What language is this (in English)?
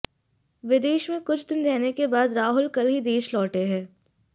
Hindi